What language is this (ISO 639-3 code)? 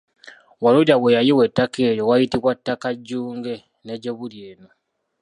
lug